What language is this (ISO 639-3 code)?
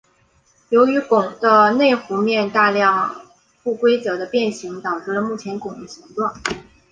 zho